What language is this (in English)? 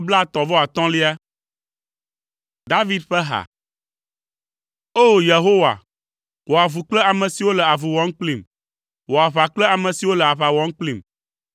Ewe